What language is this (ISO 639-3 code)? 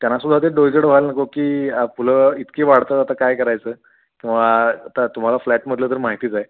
mar